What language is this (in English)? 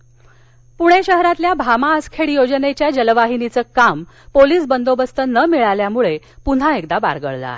Marathi